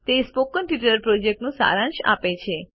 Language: Gujarati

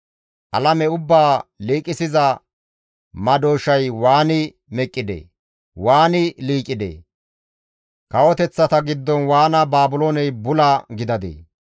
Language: Gamo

